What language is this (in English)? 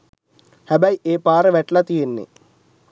Sinhala